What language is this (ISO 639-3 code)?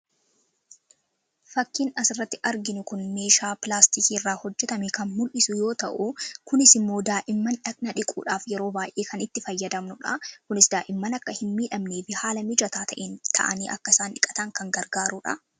orm